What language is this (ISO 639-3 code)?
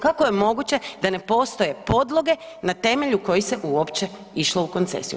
hrv